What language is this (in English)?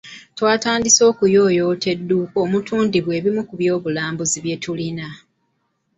Ganda